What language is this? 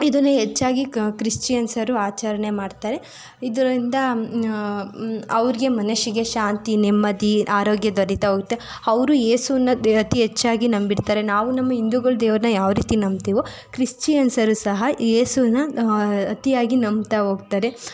Kannada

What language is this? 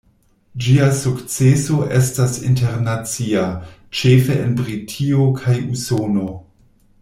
Esperanto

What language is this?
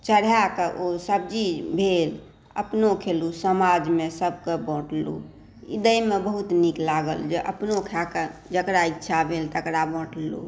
Maithili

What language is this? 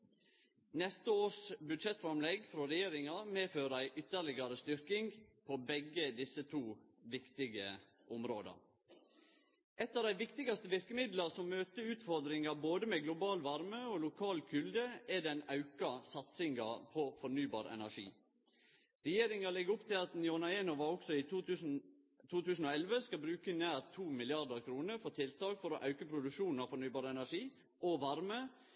Norwegian Nynorsk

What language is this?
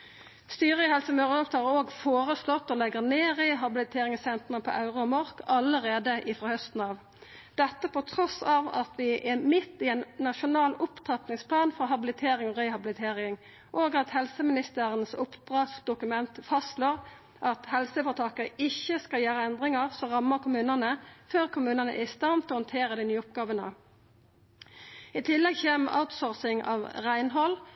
Norwegian Nynorsk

